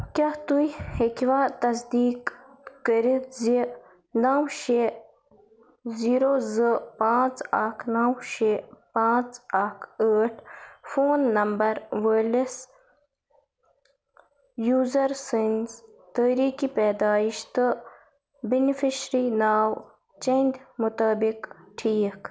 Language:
Kashmiri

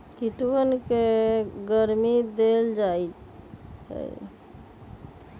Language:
Magahi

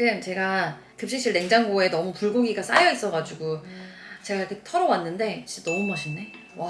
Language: Korean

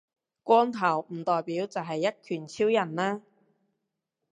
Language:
Cantonese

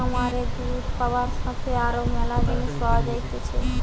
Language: Bangla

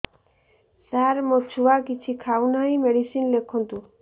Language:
Odia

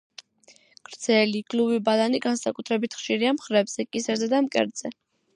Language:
Georgian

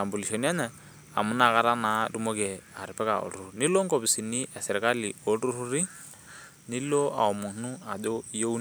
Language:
Masai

